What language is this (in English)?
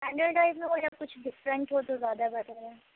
Urdu